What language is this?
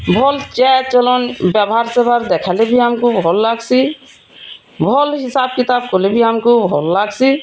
Odia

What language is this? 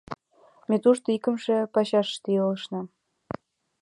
Mari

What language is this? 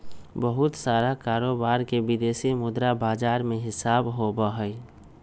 Magahi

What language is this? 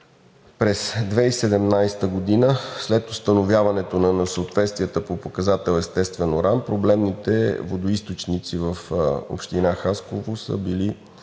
Bulgarian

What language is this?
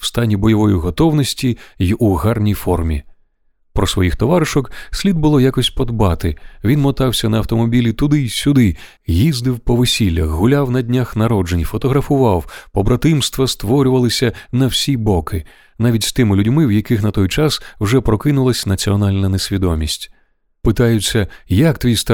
Ukrainian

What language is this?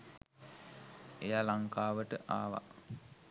Sinhala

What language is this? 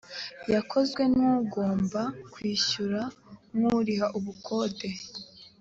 Kinyarwanda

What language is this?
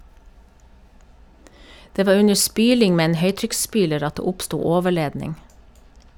Norwegian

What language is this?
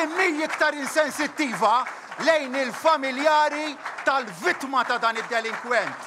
Arabic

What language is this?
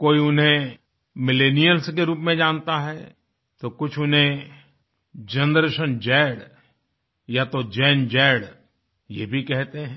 Hindi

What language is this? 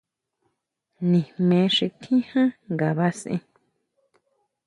Huautla Mazatec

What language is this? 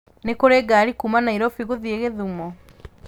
Kikuyu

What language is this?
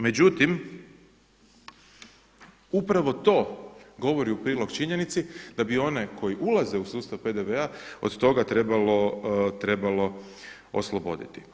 Croatian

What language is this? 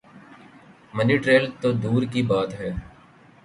Urdu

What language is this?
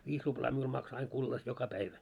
Finnish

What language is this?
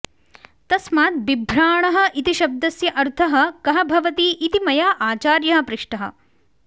Sanskrit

